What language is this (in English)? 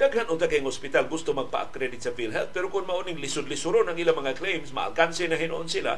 Filipino